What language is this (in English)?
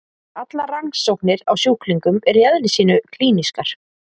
Icelandic